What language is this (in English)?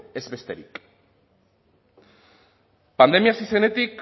Basque